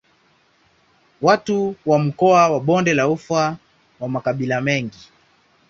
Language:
Swahili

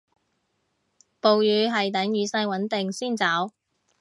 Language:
Cantonese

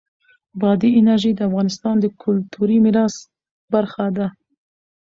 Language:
Pashto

